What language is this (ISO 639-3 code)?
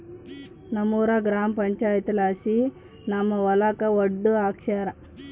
kan